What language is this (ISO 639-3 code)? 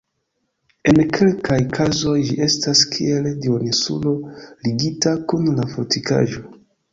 epo